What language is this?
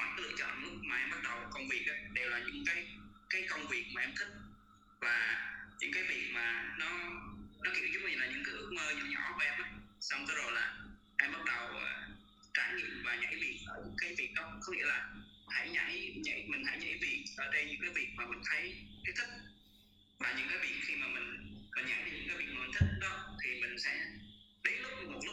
Vietnamese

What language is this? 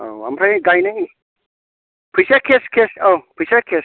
Bodo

